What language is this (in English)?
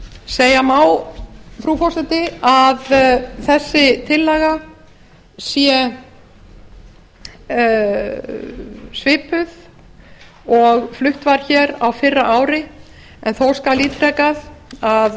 Icelandic